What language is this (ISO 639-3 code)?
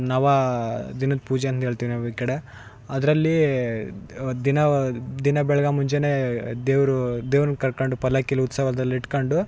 kan